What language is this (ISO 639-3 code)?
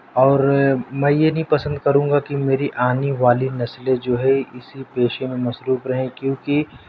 urd